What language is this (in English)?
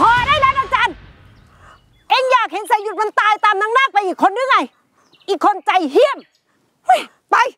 Thai